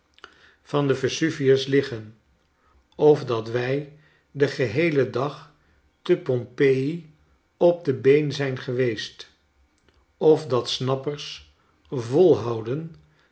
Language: Dutch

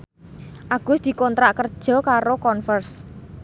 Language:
Javanese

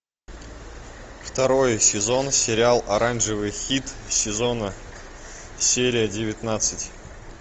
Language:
Russian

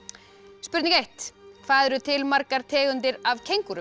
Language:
Icelandic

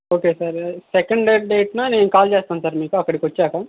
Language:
Telugu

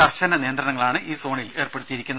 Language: Malayalam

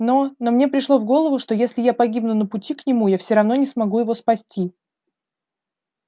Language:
Russian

